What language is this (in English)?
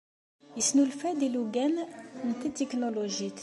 Kabyle